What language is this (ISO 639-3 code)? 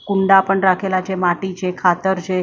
guj